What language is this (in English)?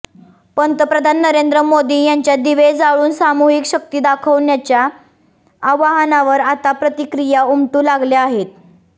Marathi